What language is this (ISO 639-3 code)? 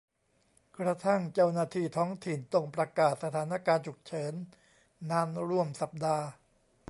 tha